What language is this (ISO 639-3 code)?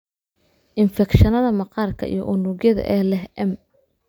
som